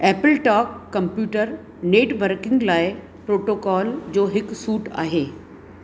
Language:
Sindhi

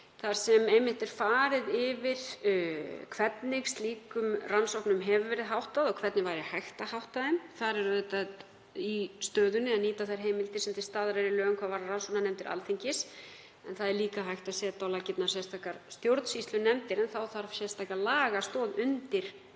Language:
Icelandic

